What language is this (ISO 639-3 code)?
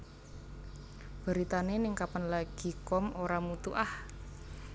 jav